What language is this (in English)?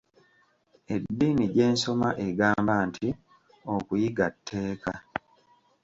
Ganda